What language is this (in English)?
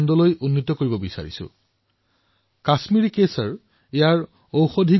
Assamese